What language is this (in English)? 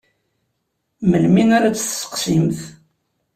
Kabyle